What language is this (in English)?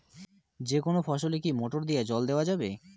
Bangla